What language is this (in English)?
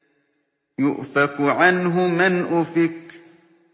Arabic